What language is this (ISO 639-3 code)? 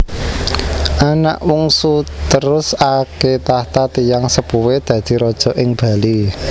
jav